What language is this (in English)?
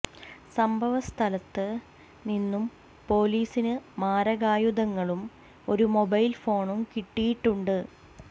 Malayalam